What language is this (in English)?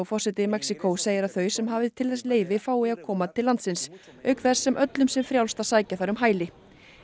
Icelandic